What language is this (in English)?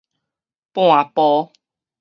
Min Nan Chinese